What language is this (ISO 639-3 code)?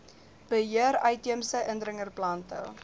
afr